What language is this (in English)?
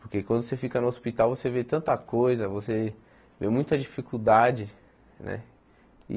Portuguese